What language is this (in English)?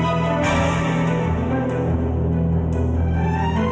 Indonesian